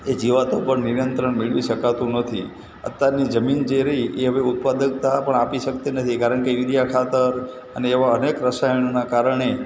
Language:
Gujarati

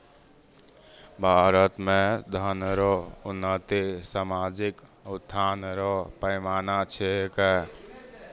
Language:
Maithili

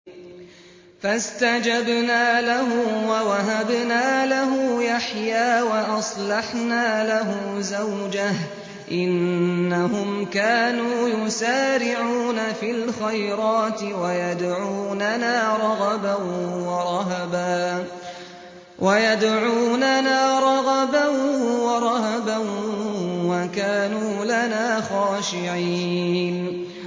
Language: Arabic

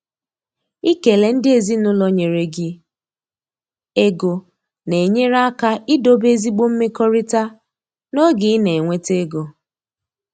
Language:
Igbo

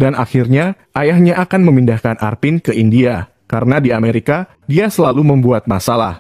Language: Indonesian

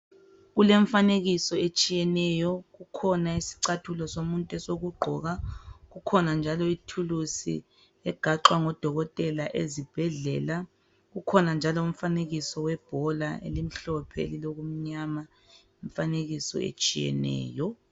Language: North Ndebele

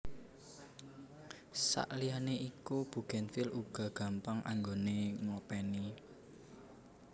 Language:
Javanese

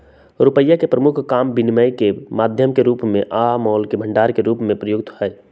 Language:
Magahi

